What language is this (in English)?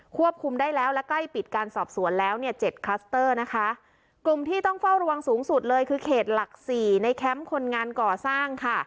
Thai